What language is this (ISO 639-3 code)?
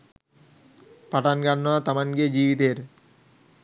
sin